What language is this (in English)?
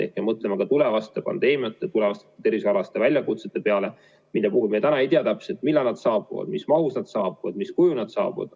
Estonian